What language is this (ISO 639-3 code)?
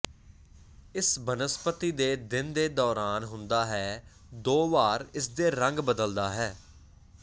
pan